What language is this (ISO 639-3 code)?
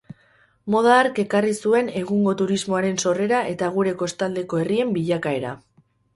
eus